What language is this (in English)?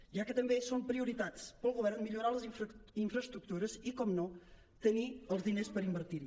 Catalan